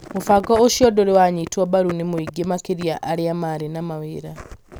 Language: Kikuyu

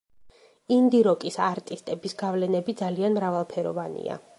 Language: Georgian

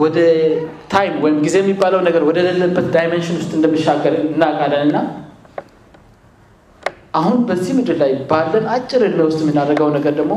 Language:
Amharic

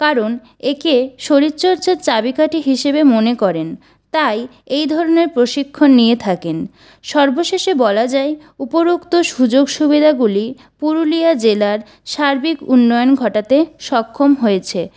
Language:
Bangla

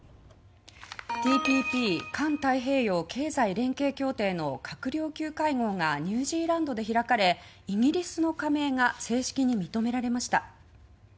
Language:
Japanese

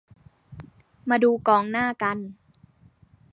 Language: Thai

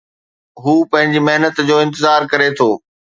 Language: Sindhi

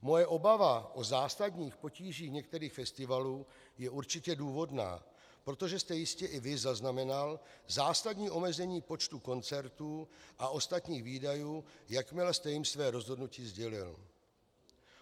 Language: Czech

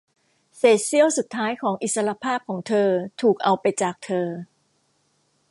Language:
Thai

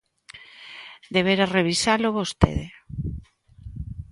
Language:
Galician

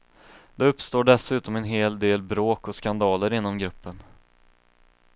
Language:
Swedish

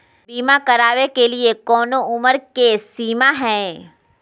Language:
Magahi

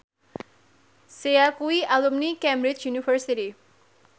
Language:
Javanese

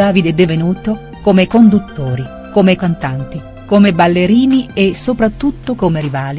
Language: Italian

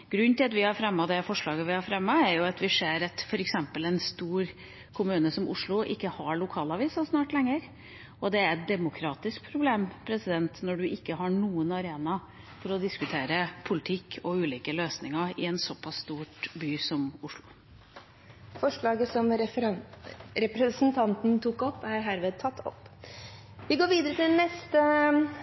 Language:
Norwegian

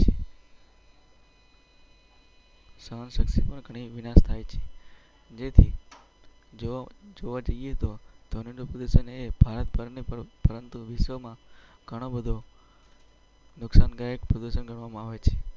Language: Gujarati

